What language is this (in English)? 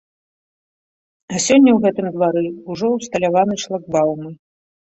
Belarusian